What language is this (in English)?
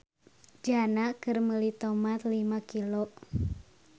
Sundanese